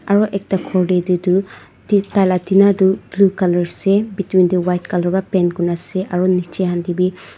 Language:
Naga Pidgin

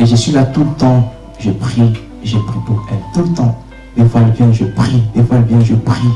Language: French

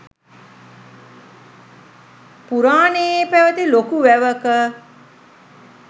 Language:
Sinhala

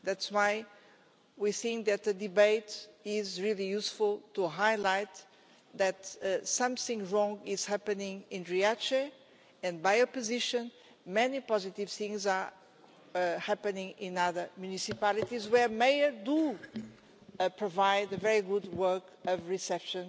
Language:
English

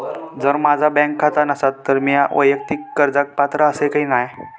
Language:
Marathi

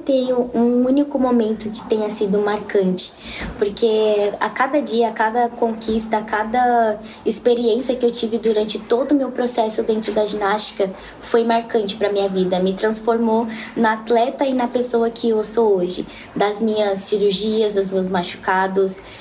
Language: Portuguese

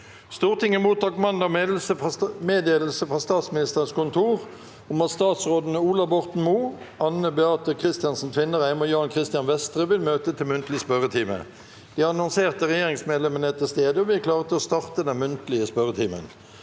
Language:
Norwegian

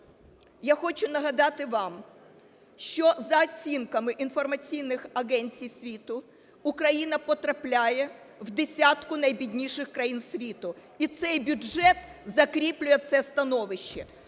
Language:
Ukrainian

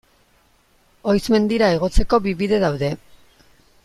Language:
Basque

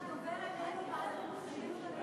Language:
Hebrew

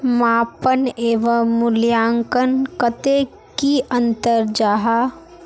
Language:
Magahi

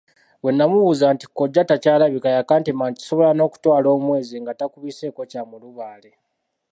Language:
Ganda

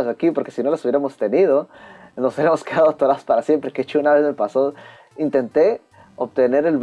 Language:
Spanish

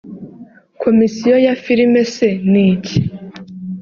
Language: Kinyarwanda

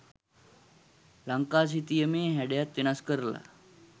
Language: Sinhala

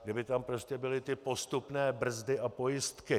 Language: Czech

